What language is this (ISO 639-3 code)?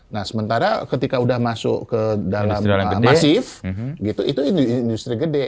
ind